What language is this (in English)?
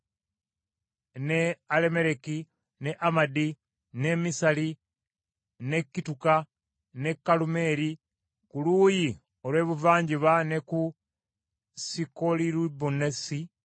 Ganda